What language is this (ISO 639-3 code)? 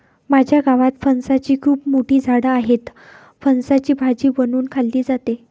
mar